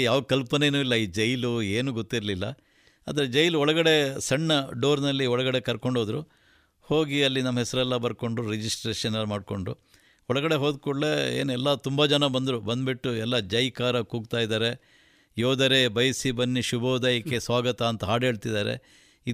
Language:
Kannada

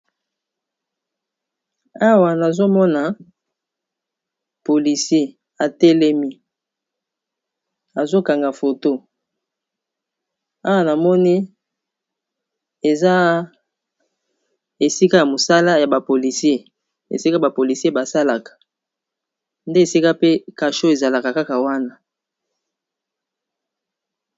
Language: Lingala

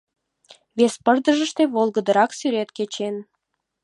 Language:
Mari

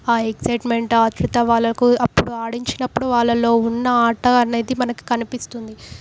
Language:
Telugu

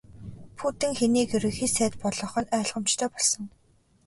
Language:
Mongolian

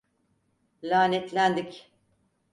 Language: Turkish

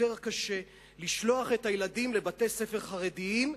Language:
Hebrew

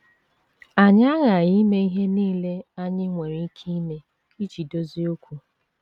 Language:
Igbo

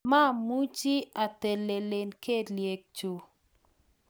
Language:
Kalenjin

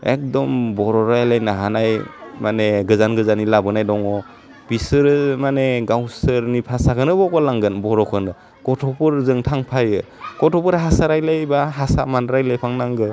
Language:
Bodo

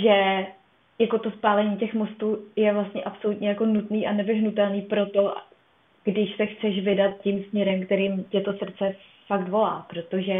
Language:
Czech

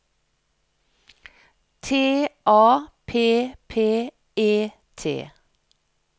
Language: Norwegian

